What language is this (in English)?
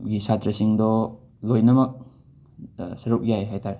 Manipuri